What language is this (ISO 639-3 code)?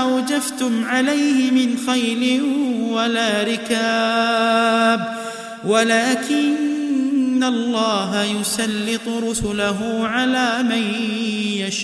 ara